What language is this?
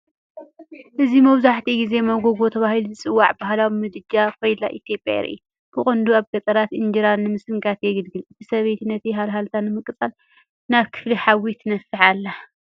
Tigrinya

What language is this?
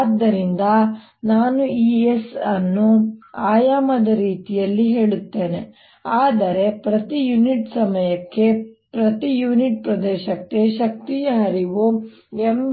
Kannada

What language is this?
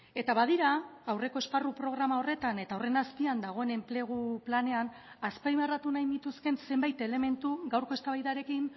Basque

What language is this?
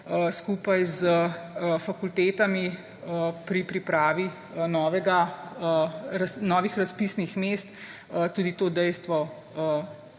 Slovenian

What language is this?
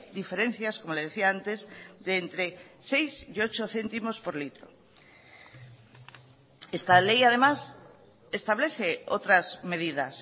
Spanish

